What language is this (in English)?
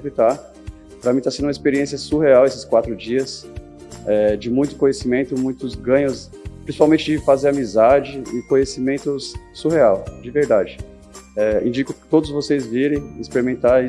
Portuguese